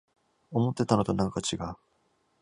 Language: Japanese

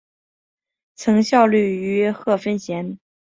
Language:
Chinese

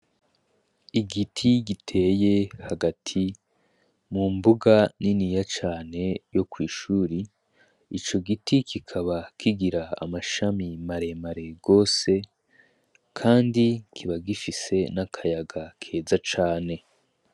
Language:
Rundi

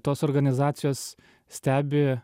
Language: Lithuanian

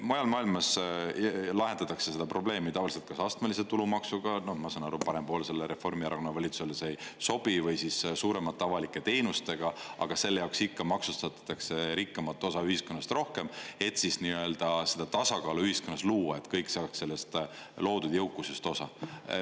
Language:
Estonian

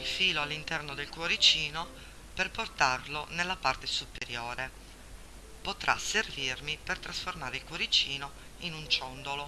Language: Italian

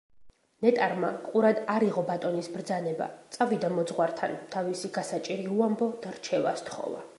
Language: Georgian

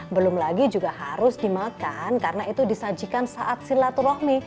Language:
Indonesian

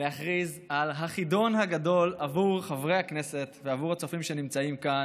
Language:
Hebrew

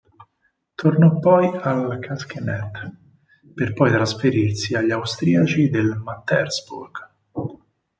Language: Italian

